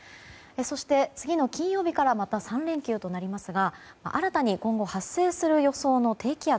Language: Japanese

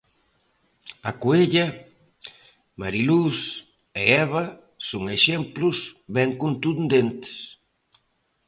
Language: Galician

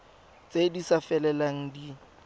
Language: Tswana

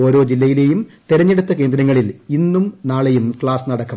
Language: Malayalam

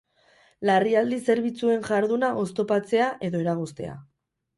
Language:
Basque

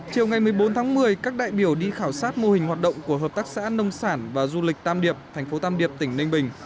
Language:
Vietnamese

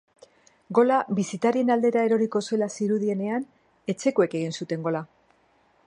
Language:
Basque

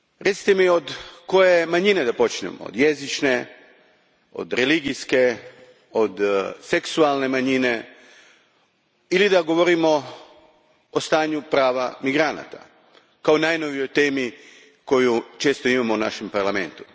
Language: Croatian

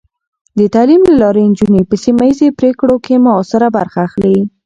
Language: Pashto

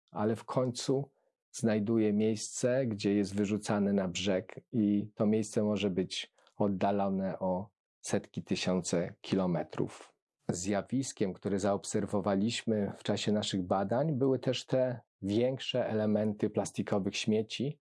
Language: Polish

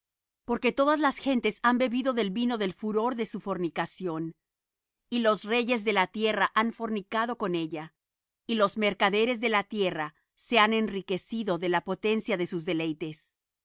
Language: Spanish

